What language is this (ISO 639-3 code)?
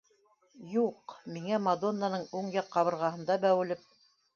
bak